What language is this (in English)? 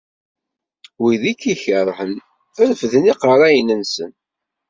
Kabyle